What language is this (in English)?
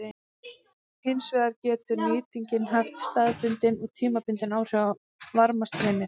Icelandic